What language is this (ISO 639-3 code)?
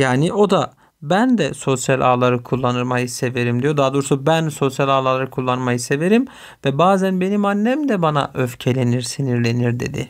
tur